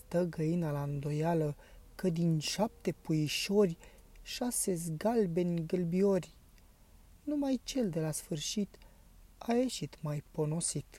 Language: Romanian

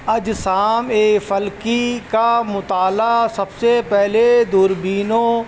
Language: Urdu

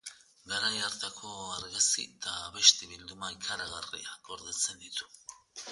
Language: Basque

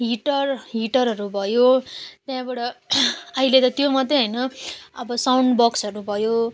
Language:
Nepali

